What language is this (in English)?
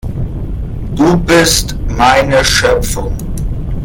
German